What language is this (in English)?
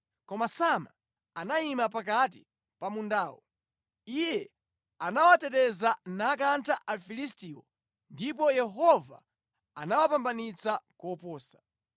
Nyanja